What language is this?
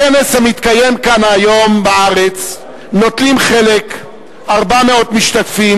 Hebrew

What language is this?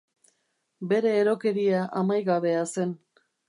Basque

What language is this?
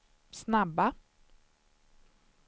Swedish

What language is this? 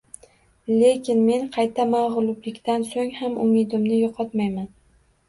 Uzbek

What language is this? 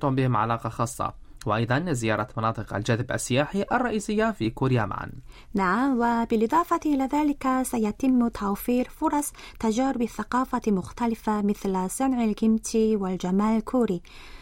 Arabic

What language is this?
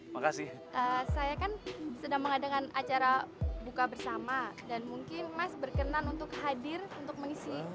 Indonesian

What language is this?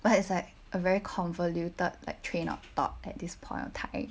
English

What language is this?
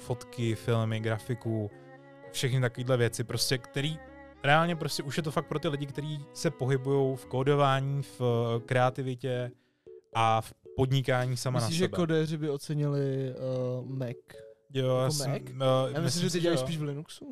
Czech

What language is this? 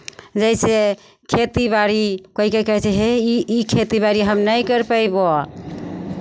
Maithili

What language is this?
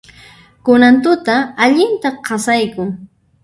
Puno Quechua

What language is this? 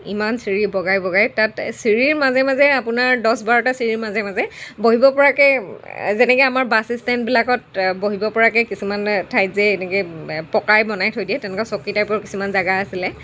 Assamese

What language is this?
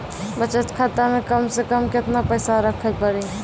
Maithili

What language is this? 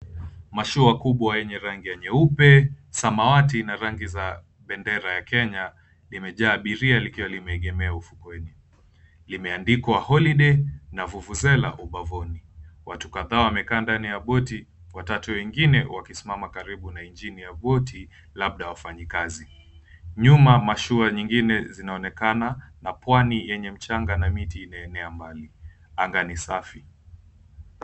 Swahili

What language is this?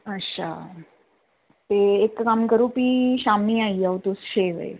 Dogri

